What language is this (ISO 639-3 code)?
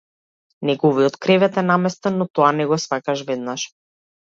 mkd